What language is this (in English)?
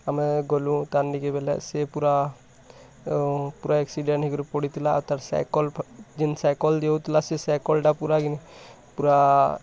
Odia